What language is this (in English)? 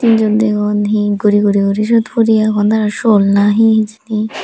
Chakma